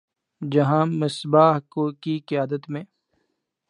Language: Urdu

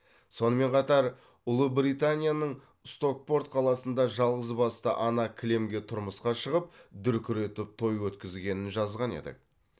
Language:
Kazakh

